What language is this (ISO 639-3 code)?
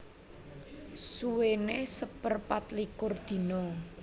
jav